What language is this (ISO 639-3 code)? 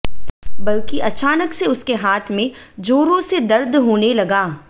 hin